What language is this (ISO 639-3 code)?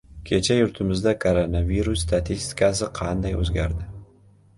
uzb